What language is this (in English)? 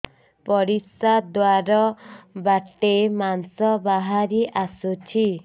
Odia